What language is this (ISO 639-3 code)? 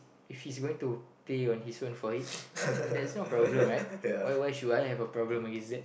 eng